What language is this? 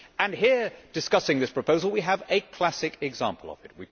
English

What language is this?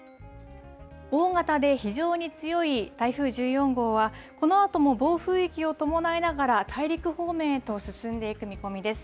Japanese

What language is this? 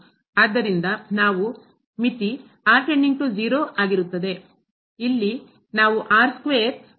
Kannada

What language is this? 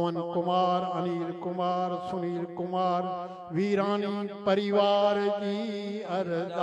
Arabic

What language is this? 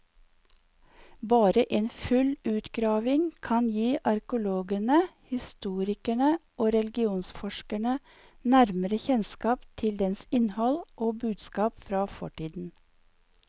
Norwegian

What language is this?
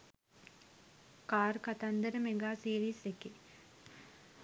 Sinhala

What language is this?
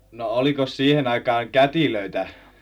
Finnish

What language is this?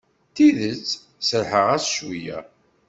Kabyle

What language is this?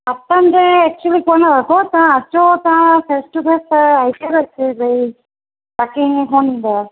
Sindhi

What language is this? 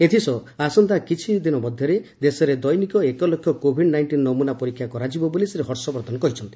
Odia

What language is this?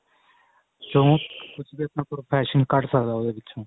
Punjabi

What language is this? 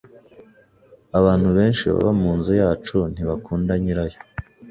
Kinyarwanda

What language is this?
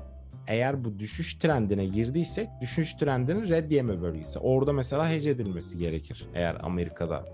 Turkish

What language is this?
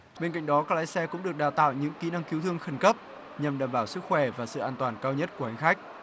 Vietnamese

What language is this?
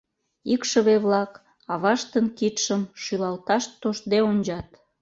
Mari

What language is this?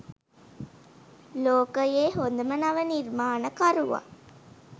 Sinhala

